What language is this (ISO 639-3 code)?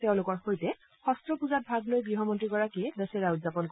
asm